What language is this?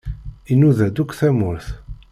Kabyle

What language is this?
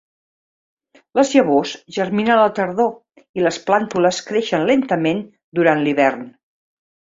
Catalan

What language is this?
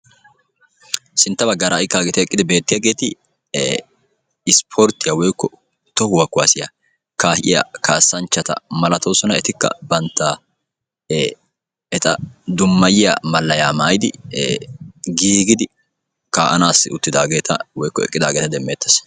Wolaytta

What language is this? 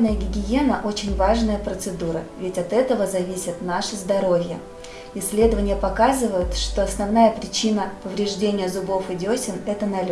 Russian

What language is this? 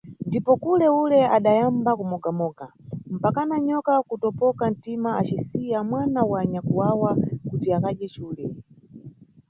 Nyungwe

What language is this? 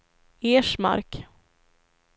Swedish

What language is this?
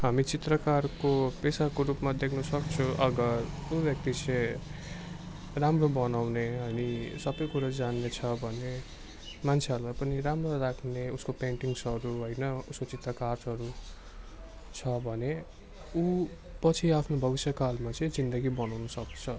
Nepali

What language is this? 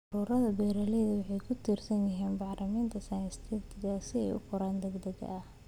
Somali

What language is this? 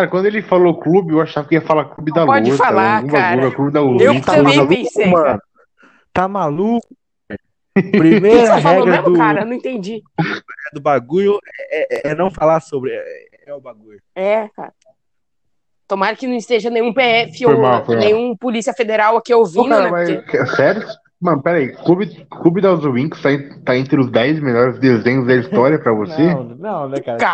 Portuguese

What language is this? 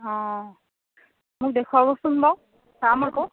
Assamese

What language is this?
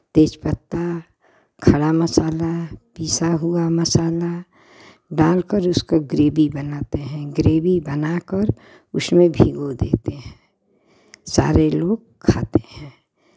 Hindi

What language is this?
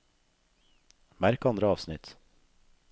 Norwegian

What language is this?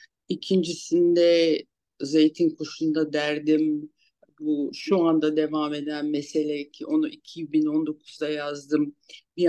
Turkish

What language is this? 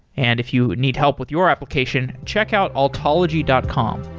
English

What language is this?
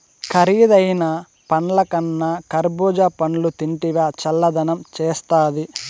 Telugu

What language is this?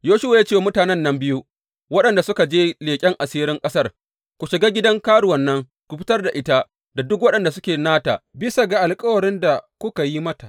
Hausa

